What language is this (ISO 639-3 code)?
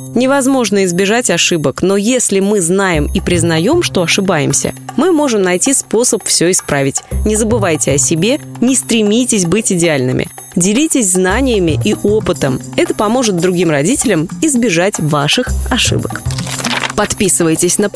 rus